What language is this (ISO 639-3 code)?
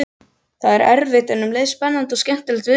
isl